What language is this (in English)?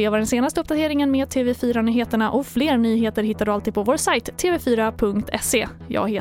Swedish